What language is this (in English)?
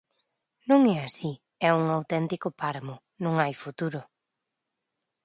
Galician